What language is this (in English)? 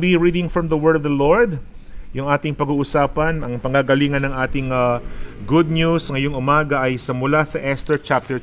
Filipino